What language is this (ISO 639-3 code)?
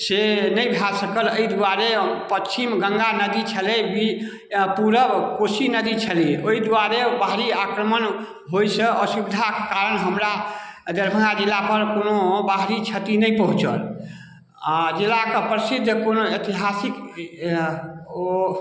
mai